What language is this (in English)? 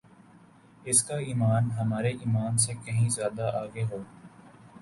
Urdu